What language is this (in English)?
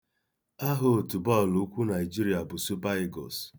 Igbo